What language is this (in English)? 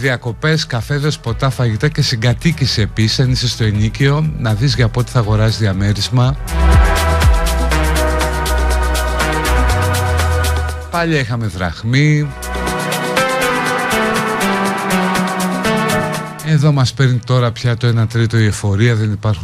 Greek